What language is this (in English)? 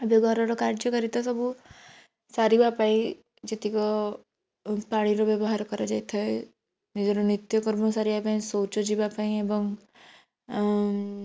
Odia